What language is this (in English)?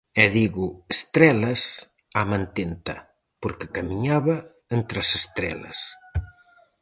Galician